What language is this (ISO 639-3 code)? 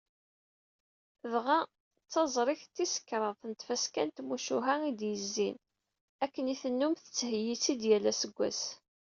kab